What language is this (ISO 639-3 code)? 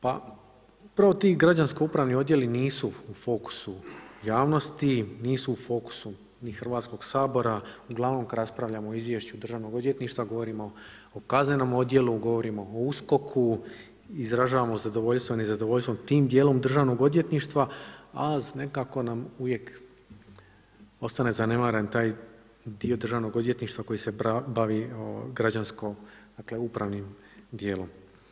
hrv